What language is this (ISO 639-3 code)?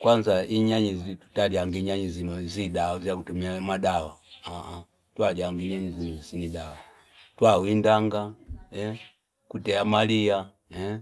fip